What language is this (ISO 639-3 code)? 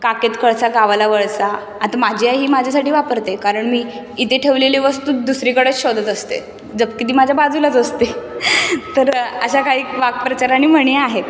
mar